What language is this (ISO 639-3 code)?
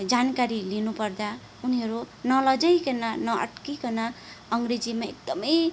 nep